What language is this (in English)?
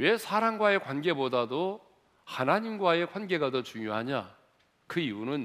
Korean